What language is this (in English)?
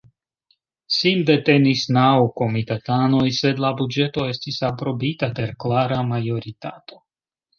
Esperanto